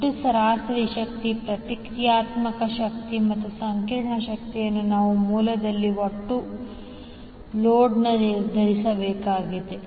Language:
Kannada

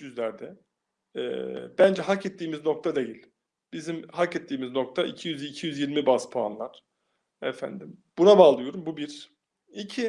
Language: Turkish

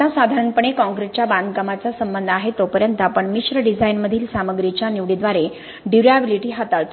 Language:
Marathi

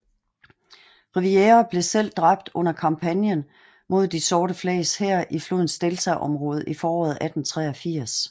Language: Danish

